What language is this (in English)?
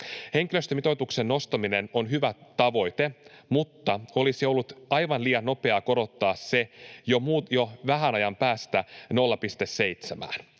Finnish